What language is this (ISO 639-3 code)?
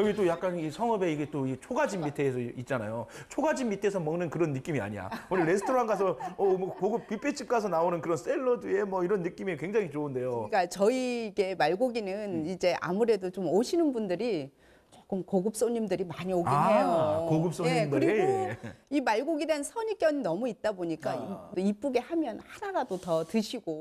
kor